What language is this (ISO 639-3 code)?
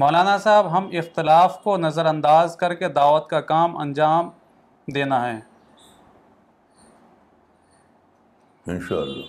urd